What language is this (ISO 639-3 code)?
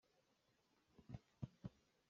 cnh